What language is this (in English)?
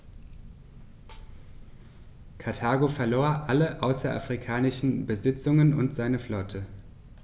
German